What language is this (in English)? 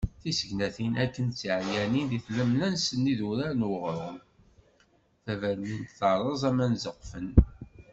Kabyle